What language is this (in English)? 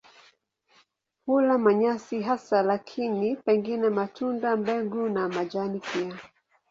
Swahili